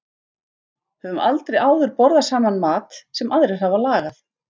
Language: Icelandic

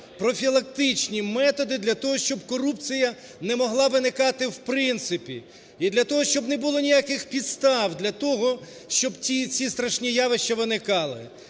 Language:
Ukrainian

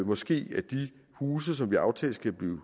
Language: Danish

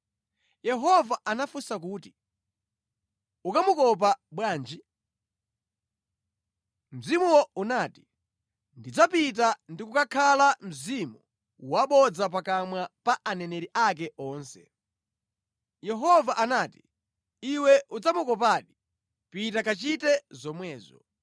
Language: Nyanja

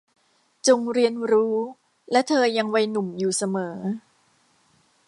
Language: Thai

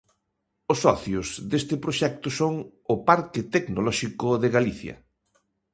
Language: Galician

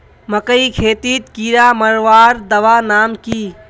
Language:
Magahi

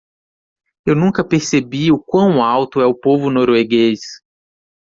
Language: Portuguese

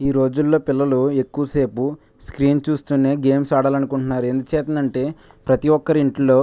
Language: Telugu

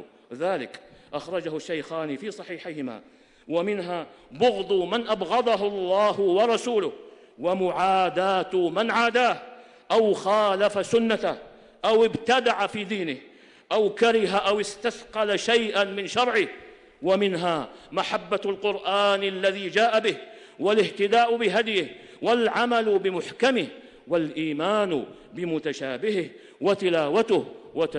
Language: Arabic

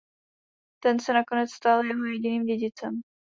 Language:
Czech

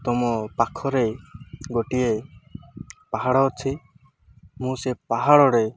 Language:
Odia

